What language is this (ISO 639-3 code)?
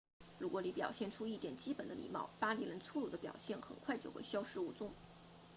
zho